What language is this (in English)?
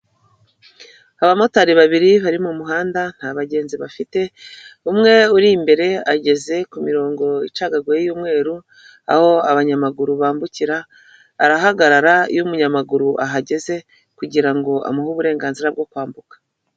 Kinyarwanda